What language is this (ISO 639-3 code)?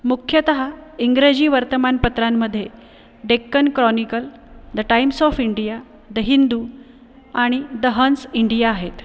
mar